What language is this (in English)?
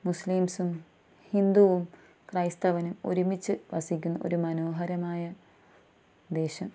Malayalam